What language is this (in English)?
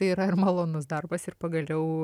Lithuanian